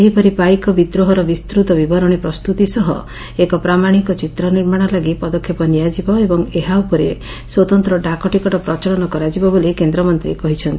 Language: Odia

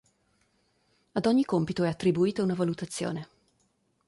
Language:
Italian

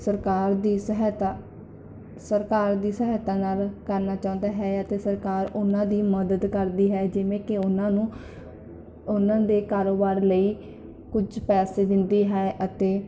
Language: Punjabi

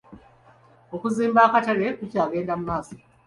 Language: Ganda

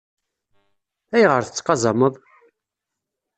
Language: Kabyle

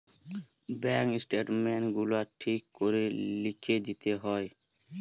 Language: Bangla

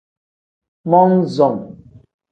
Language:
Tem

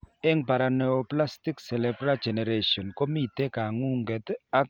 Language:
Kalenjin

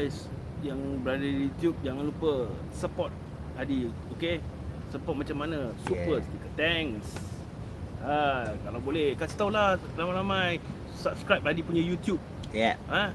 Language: Malay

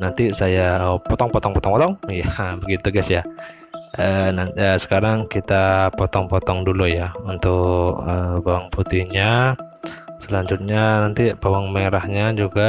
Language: Indonesian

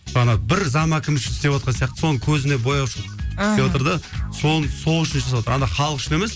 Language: Kazakh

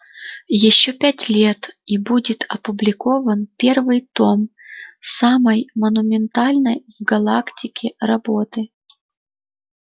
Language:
Russian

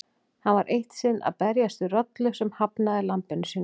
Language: Icelandic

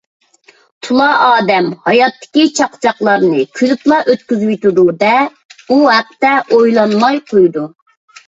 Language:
Uyghur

